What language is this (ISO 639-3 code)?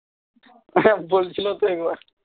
ben